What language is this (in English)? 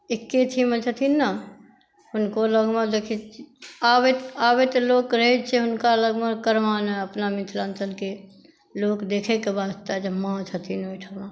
Maithili